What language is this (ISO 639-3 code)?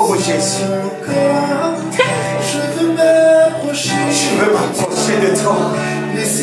fra